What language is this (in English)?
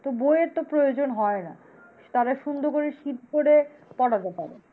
Bangla